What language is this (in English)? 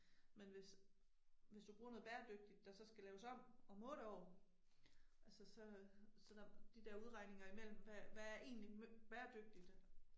Danish